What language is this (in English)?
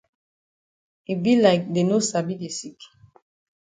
Cameroon Pidgin